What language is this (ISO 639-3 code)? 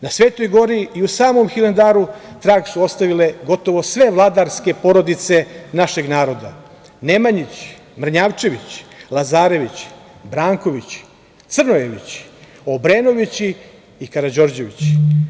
srp